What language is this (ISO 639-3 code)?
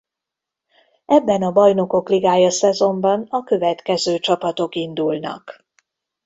hun